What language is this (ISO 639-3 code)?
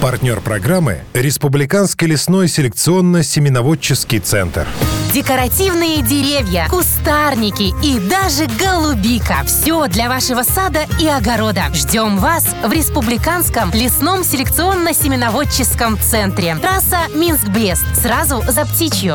rus